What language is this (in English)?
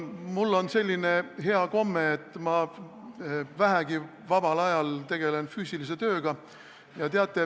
Estonian